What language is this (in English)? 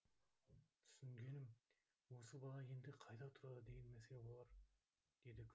Kazakh